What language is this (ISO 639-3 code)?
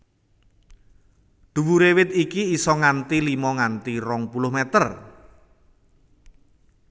jav